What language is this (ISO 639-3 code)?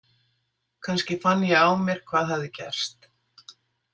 isl